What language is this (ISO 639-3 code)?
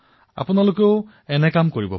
asm